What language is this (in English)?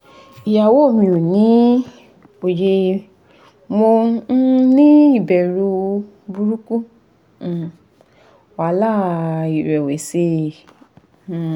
Yoruba